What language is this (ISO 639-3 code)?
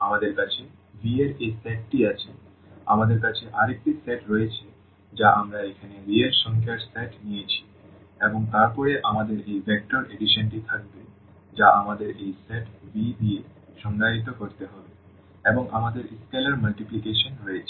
ben